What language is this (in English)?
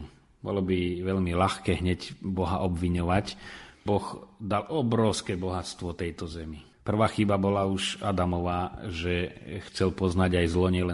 Slovak